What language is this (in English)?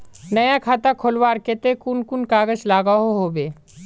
Magahi